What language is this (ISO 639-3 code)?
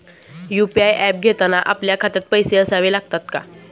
mar